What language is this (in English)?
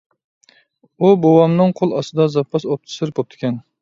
Uyghur